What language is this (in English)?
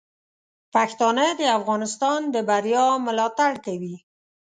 Pashto